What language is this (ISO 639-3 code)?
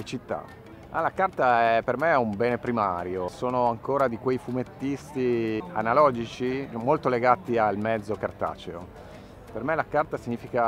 ita